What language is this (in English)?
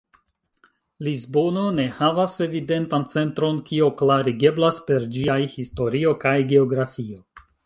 Esperanto